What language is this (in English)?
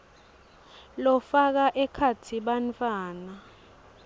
Swati